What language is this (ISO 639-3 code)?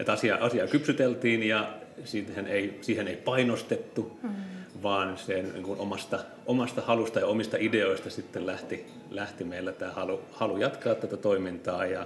fin